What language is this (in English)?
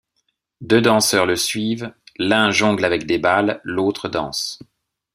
French